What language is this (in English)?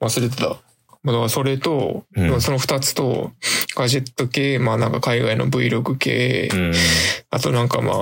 Japanese